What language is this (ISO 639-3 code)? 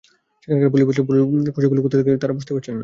ben